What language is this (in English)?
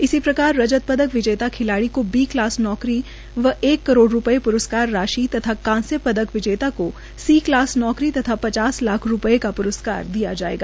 Hindi